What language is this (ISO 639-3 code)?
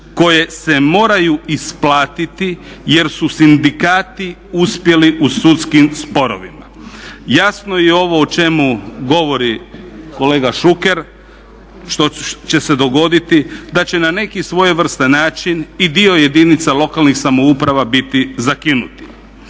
hrv